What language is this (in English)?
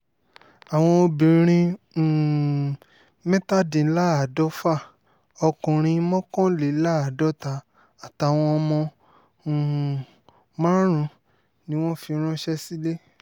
Yoruba